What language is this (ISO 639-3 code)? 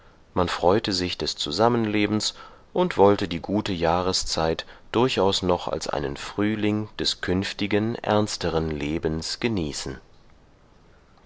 deu